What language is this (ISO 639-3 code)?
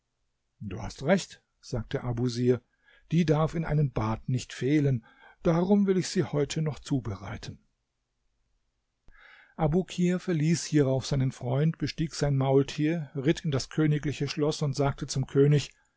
deu